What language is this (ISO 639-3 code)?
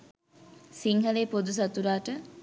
sin